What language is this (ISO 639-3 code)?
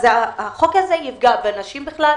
heb